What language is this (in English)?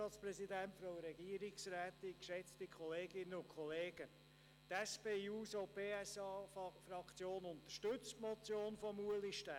Swiss German